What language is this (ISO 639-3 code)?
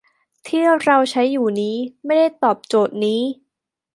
tha